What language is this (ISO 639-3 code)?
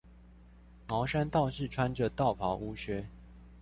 zho